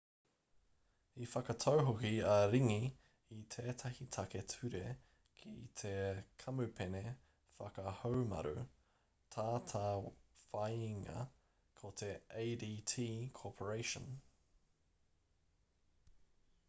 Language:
Māori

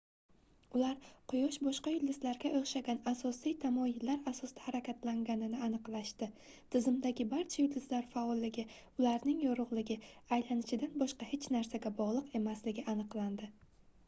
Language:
Uzbek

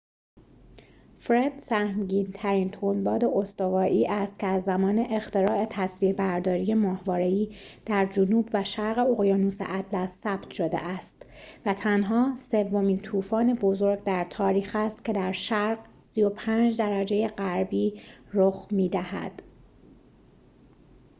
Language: Persian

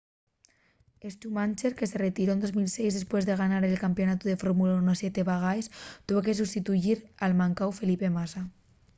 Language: Asturian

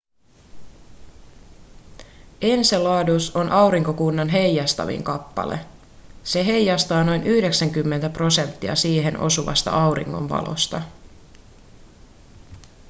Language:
Finnish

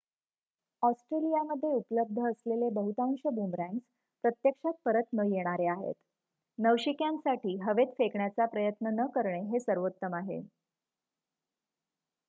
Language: Marathi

